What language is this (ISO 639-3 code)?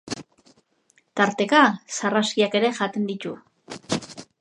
eus